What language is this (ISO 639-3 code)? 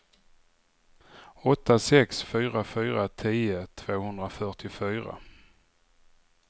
swe